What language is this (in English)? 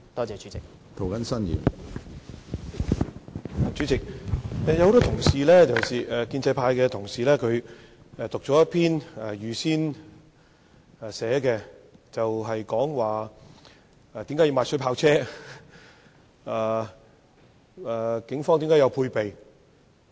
Cantonese